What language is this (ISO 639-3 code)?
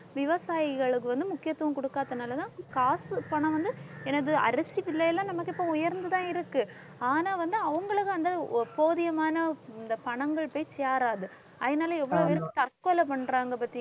tam